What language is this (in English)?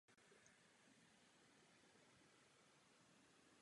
Czech